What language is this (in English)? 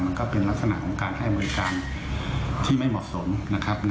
Thai